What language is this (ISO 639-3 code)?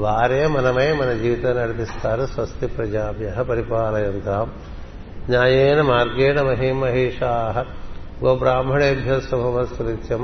tel